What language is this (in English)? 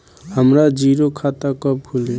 Bhojpuri